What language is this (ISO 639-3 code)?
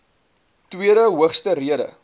afr